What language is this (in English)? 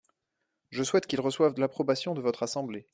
French